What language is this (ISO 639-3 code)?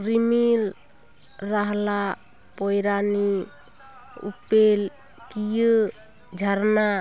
sat